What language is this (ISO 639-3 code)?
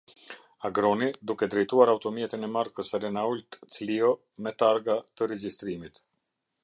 sqi